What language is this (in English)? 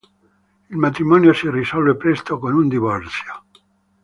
Italian